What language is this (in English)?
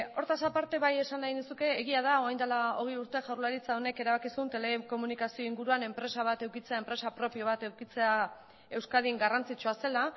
Basque